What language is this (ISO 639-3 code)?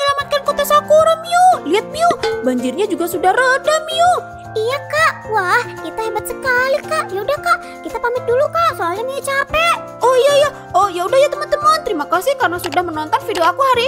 ind